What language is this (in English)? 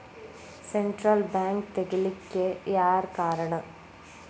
Kannada